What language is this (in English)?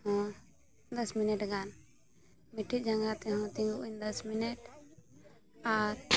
Santali